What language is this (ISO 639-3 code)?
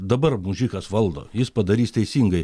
lit